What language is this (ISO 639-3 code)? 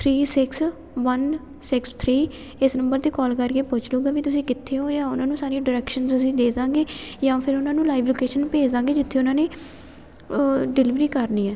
pan